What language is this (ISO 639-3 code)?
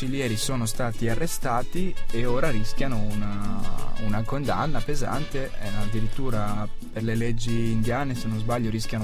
ita